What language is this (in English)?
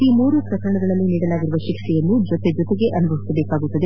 Kannada